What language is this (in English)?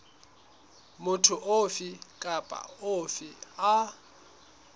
Southern Sotho